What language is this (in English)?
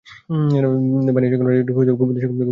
Bangla